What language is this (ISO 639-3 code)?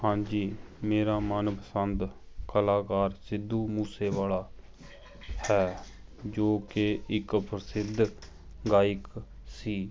pan